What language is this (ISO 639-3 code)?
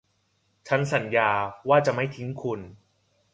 tha